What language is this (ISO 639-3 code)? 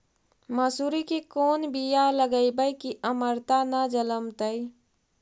mag